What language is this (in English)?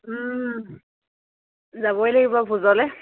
Assamese